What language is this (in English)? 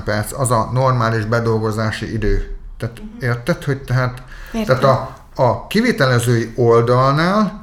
Hungarian